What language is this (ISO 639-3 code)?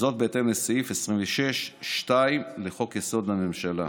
heb